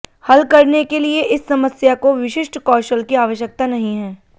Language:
Hindi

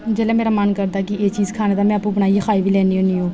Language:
Dogri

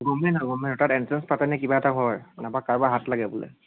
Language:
Assamese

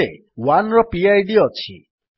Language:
Odia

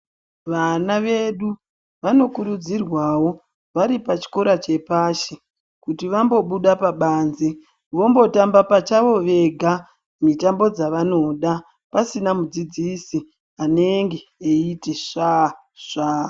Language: Ndau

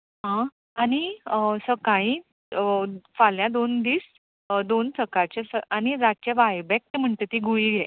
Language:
Konkani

